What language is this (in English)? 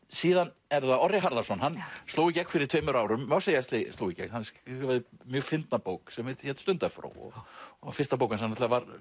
Icelandic